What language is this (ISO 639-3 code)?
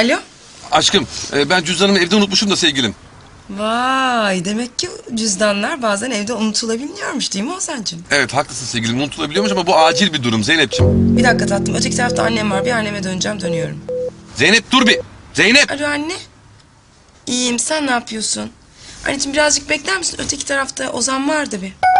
tur